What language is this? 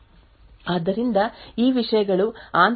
Kannada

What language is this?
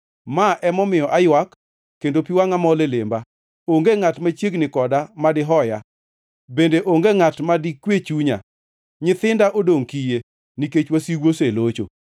Luo (Kenya and Tanzania)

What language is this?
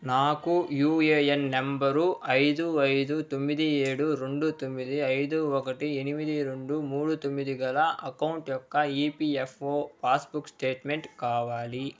Telugu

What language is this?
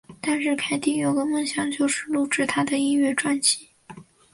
Chinese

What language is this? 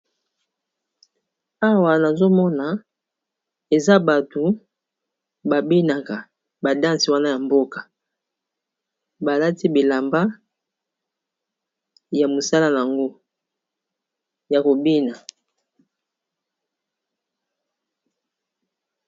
Lingala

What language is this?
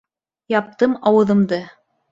Bashkir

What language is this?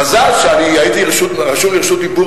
Hebrew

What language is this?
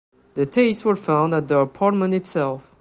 English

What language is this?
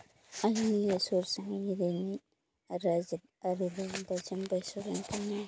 Santali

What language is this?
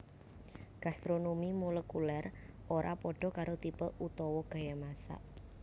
Javanese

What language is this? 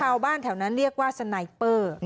Thai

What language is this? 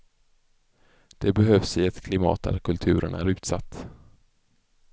Swedish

